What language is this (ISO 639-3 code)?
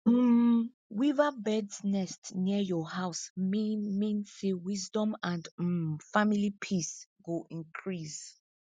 pcm